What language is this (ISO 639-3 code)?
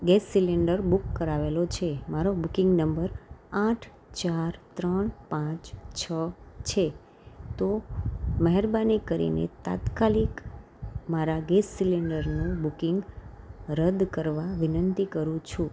guj